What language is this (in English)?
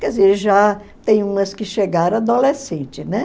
Portuguese